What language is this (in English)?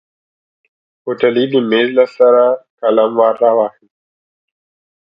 Pashto